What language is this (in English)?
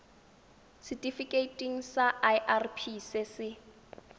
Tswana